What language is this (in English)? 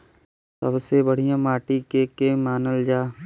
Bhojpuri